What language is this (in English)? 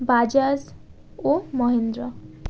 Bangla